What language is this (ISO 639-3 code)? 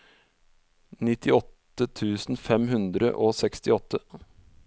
nor